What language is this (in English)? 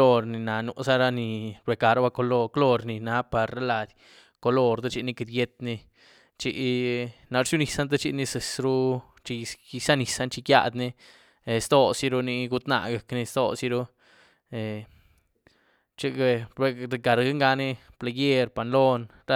Güilá Zapotec